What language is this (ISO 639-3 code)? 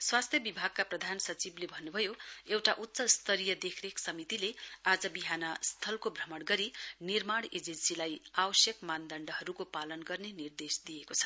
nep